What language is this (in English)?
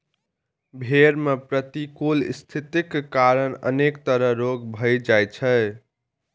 Maithili